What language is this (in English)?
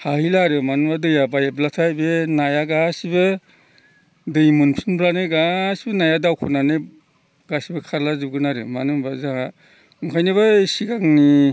Bodo